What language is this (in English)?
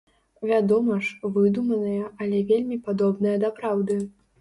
Belarusian